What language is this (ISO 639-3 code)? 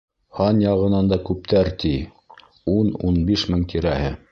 bak